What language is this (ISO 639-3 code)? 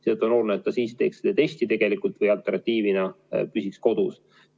est